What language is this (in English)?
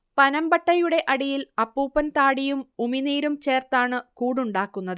Malayalam